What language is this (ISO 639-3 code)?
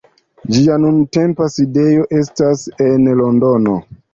epo